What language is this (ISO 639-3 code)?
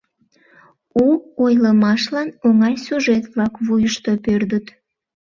chm